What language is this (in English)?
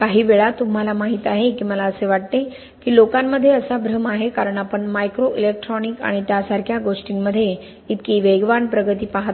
Marathi